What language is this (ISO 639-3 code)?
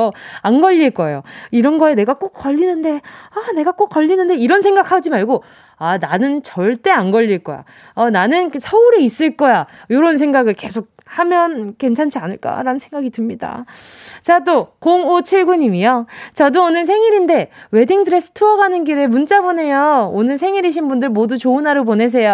kor